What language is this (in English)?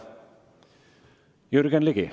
Estonian